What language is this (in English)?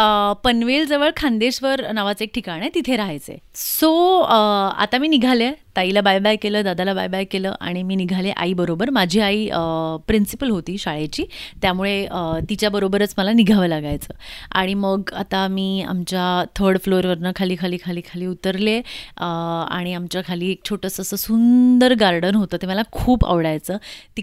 Marathi